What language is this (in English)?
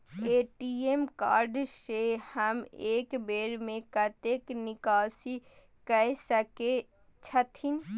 Maithili